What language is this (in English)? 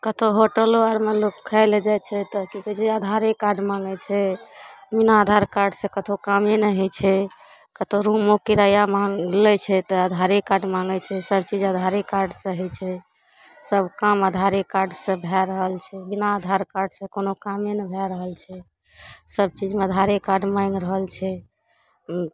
Maithili